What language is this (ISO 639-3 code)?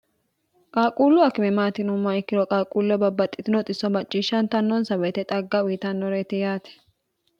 sid